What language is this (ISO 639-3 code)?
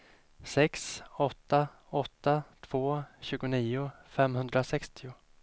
swe